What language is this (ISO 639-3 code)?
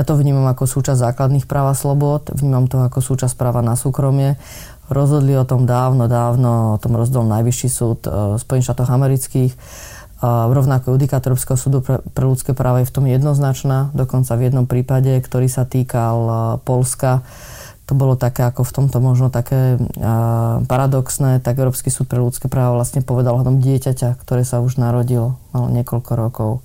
slk